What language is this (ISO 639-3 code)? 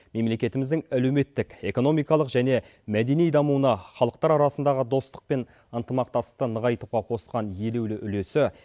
kaz